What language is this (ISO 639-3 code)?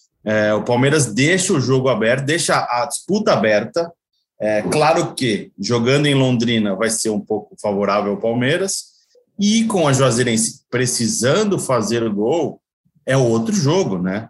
por